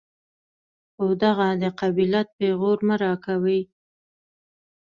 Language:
Pashto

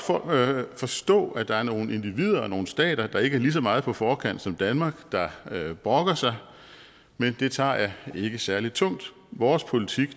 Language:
Danish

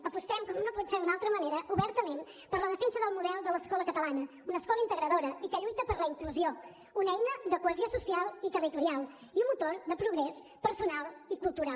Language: Catalan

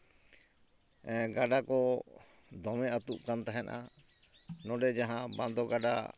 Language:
Santali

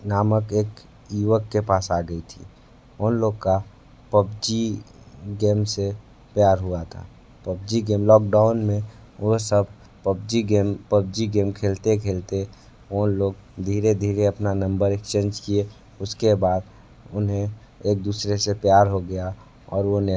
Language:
Hindi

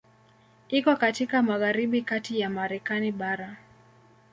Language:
Swahili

